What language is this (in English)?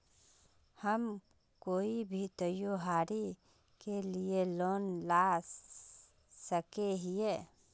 Magahi